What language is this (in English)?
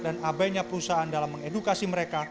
Indonesian